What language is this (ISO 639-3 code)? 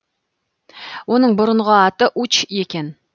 kaz